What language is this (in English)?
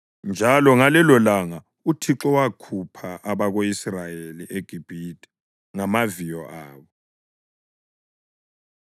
North Ndebele